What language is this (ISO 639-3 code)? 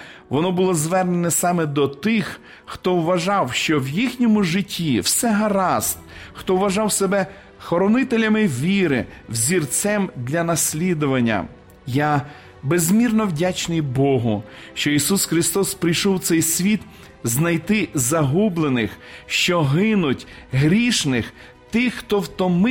ukr